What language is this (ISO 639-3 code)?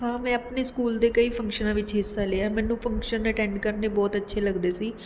pan